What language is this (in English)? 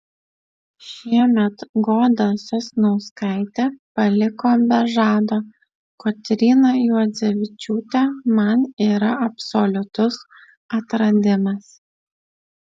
Lithuanian